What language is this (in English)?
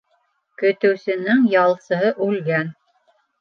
Bashkir